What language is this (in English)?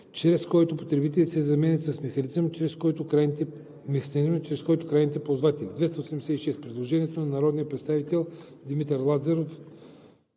Bulgarian